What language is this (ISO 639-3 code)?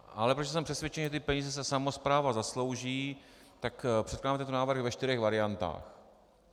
ces